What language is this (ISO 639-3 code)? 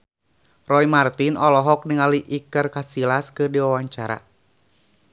sun